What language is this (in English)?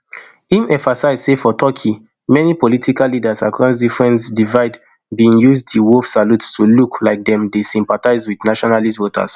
Nigerian Pidgin